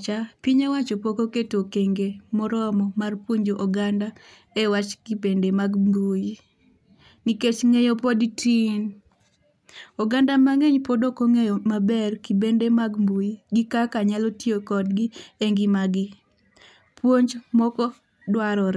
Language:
Luo (Kenya and Tanzania)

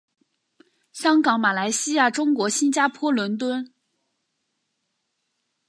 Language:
Chinese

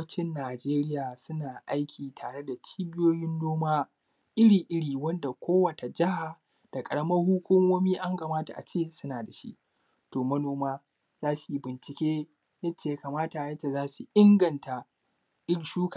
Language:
Hausa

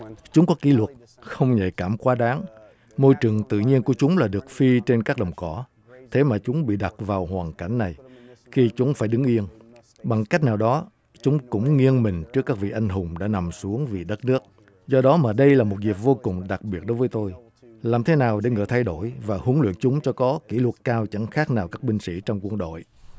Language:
Vietnamese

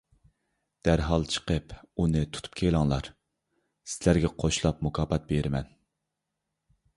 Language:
Uyghur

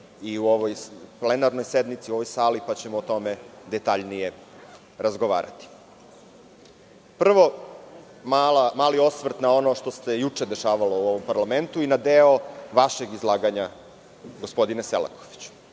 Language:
Serbian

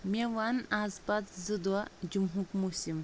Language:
Kashmiri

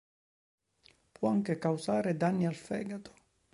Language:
Italian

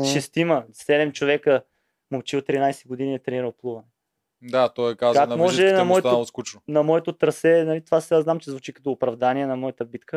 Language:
Bulgarian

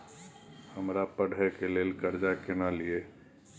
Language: Maithili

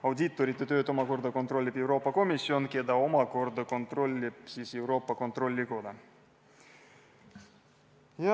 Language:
Estonian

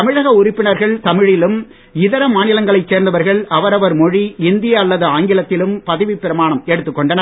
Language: Tamil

